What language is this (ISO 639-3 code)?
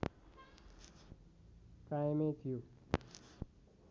nep